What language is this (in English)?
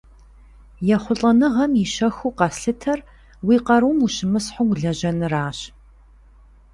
Kabardian